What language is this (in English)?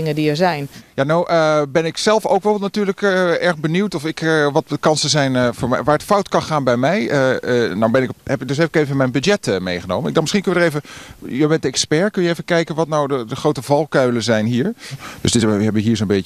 Dutch